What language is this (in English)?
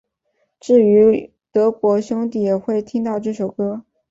Chinese